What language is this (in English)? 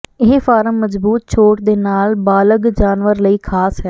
Punjabi